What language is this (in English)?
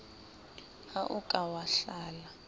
Southern Sotho